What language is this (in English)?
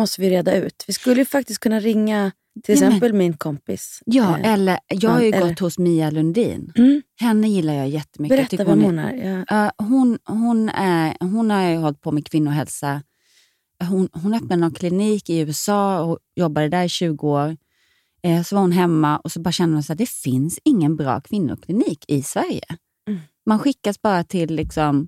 Swedish